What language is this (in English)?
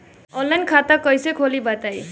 Bhojpuri